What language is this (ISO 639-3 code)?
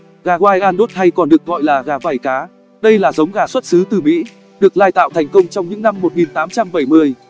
vie